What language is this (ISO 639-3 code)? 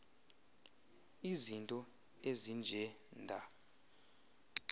xho